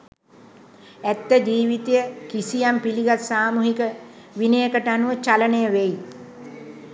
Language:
Sinhala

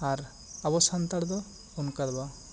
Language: Santali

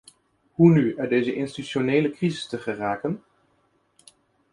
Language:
Dutch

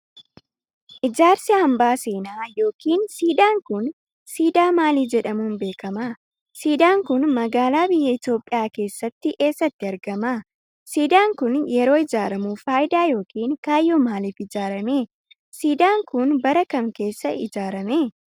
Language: Oromo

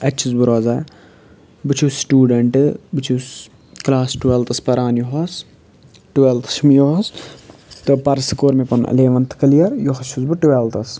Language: Kashmiri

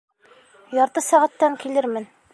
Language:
Bashkir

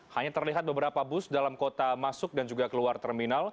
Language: Indonesian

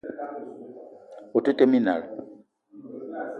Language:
Eton (Cameroon)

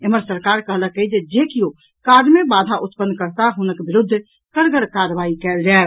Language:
Maithili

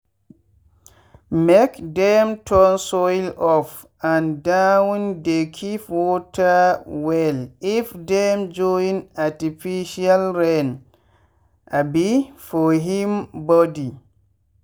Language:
Nigerian Pidgin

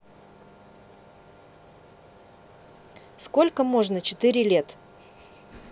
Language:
Russian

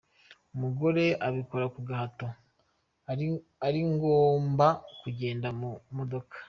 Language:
Kinyarwanda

